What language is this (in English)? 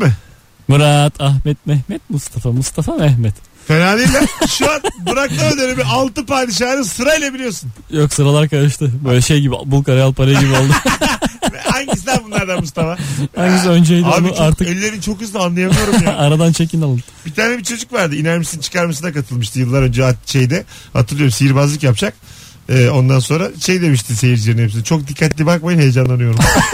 Turkish